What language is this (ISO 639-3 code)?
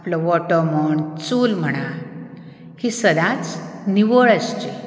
kok